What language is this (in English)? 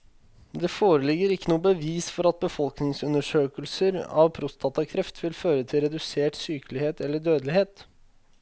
Norwegian